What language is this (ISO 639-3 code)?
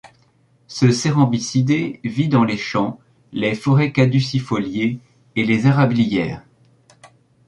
fra